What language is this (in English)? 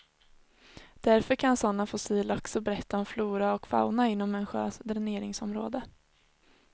Swedish